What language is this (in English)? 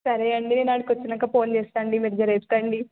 Telugu